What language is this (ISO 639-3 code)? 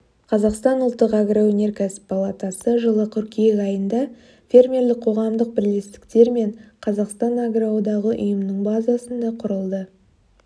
kaz